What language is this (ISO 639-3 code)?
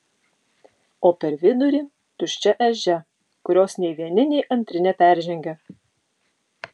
lit